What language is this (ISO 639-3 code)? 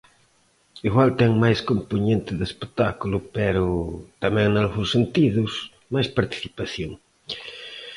glg